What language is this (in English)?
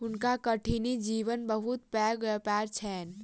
Maithili